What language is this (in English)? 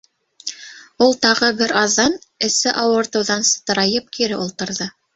Bashkir